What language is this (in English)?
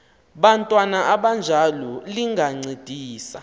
Xhosa